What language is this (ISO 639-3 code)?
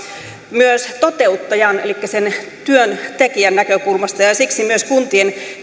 fin